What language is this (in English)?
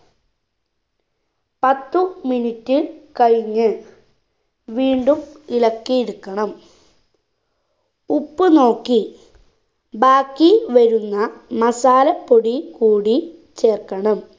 Malayalam